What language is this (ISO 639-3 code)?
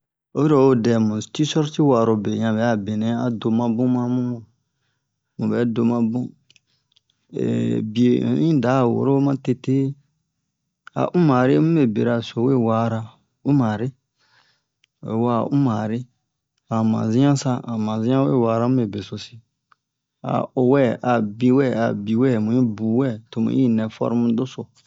bmq